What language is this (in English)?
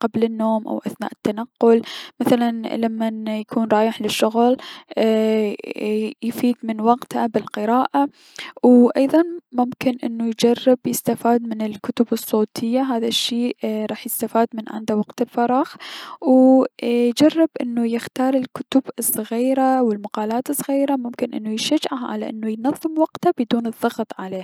Mesopotamian Arabic